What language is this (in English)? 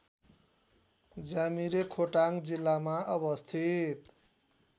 Nepali